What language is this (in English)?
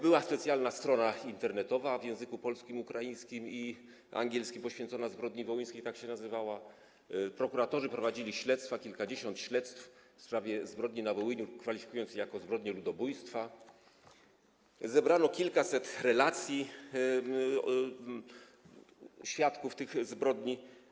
Polish